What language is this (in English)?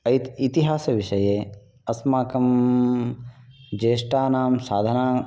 Sanskrit